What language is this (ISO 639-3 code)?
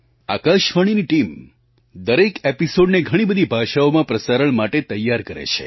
guj